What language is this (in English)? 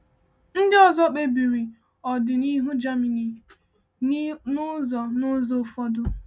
Igbo